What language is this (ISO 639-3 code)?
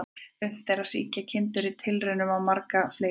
isl